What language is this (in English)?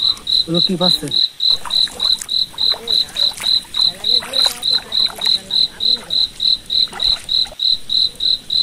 Bangla